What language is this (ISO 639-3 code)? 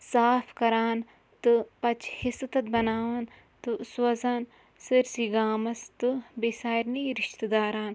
kas